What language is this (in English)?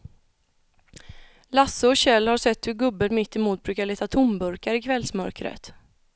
Swedish